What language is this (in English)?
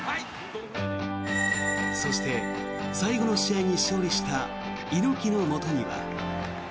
Japanese